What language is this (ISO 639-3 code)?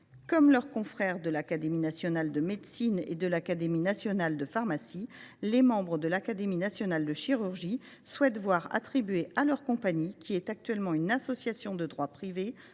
fra